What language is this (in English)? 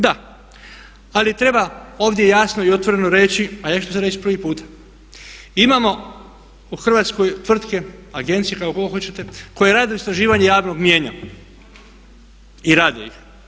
Croatian